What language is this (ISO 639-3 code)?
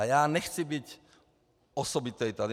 ces